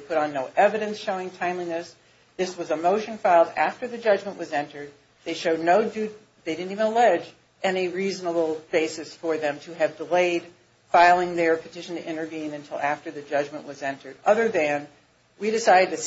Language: English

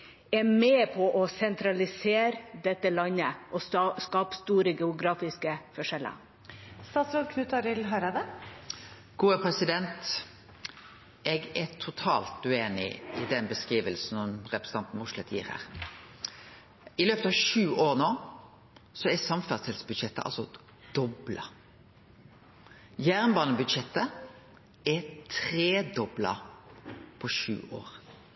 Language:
Norwegian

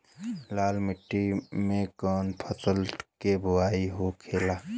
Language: Bhojpuri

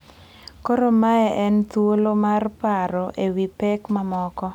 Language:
Luo (Kenya and Tanzania)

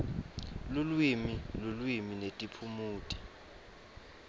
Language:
Swati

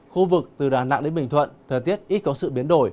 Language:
Vietnamese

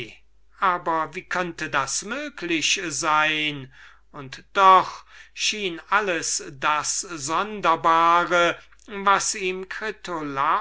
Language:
German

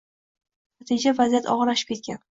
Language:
Uzbek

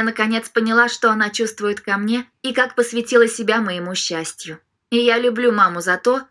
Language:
Russian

